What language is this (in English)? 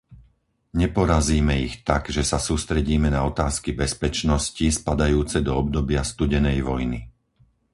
Slovak